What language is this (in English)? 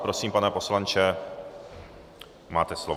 Czech